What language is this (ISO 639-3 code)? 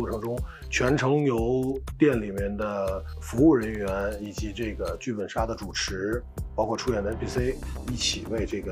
zho